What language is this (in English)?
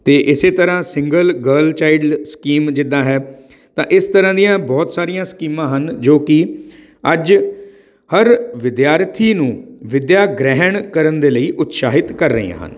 Punjabi